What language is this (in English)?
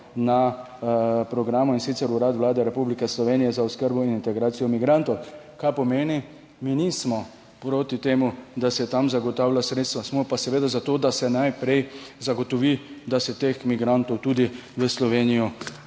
Slovenian